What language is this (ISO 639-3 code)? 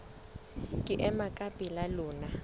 sot